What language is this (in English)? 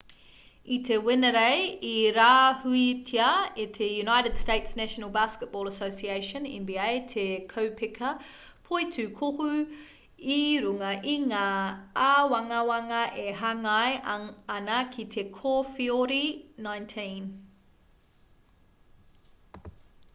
Māori